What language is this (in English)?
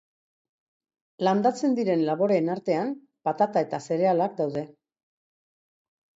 Basque